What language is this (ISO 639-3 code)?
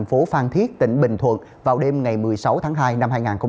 vie